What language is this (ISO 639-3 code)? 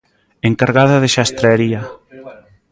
glg